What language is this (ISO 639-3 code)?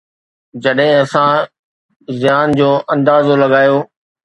snd